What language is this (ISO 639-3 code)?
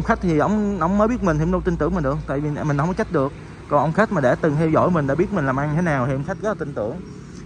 vie